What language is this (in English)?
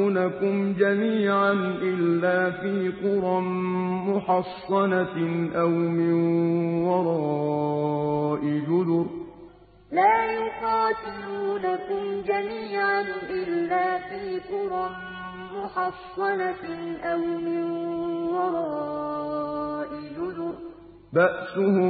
Arabic